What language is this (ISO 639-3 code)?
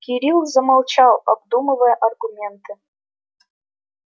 rus